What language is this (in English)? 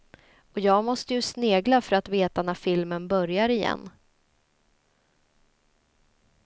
Swedish